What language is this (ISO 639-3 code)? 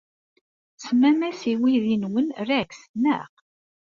kab